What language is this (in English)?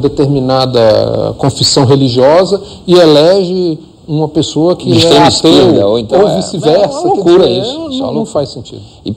Portuguese